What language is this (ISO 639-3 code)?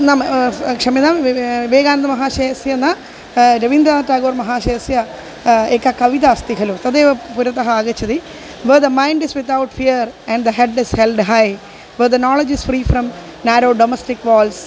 san